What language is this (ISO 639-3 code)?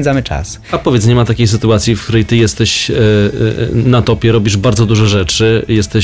pol